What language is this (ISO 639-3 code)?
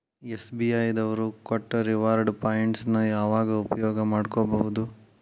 kan